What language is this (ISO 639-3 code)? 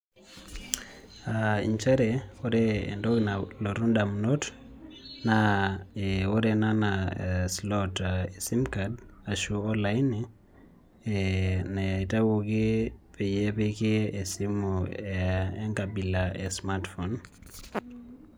mas